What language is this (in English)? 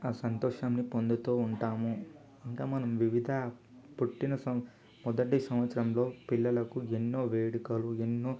Telugu